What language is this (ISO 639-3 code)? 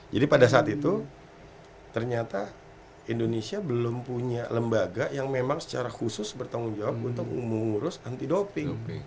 ind